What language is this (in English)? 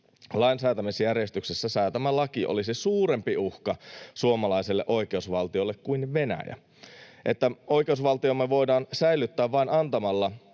Finnish